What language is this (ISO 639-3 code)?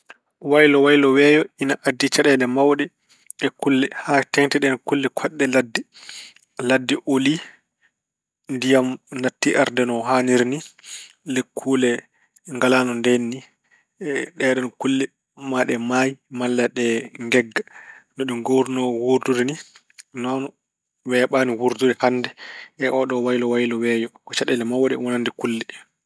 ful